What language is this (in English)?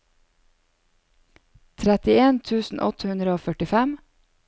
Norwegian